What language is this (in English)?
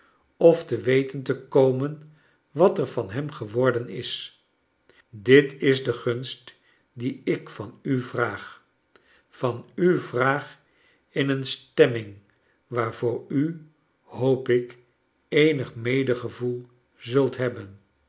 Dutch